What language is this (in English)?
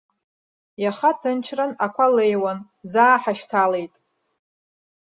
Abkhazian